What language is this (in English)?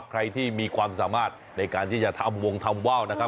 Thai